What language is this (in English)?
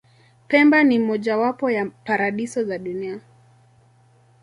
Swahili